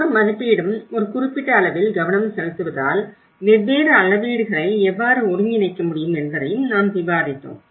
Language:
Tamil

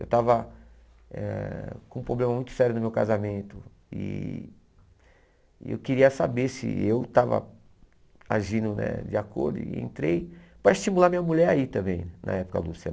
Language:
Portuguese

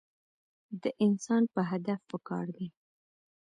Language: Pashto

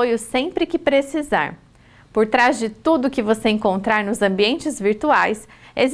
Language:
Portuguese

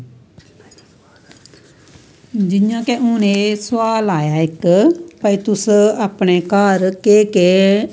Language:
Dogri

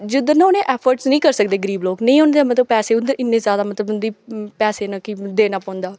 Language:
Dogri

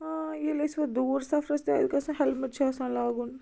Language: Kashmiri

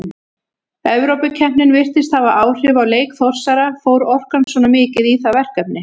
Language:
Icelandic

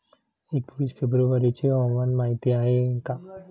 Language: Marathi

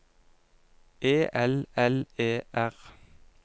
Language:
Norwegian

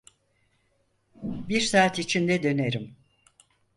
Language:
Turkish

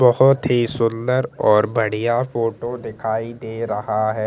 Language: Hindi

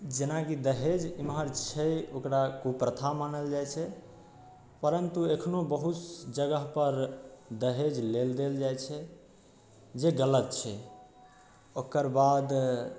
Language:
Maithili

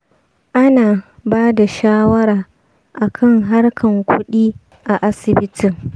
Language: Hausa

